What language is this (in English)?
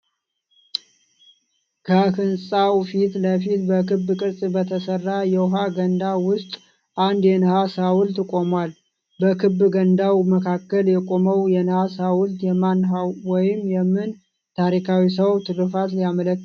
Amharic